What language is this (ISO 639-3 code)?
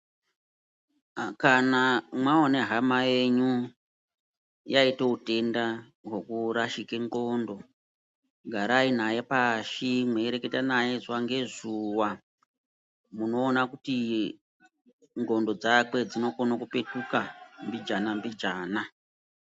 ndc